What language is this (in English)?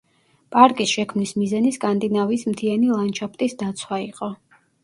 Georgian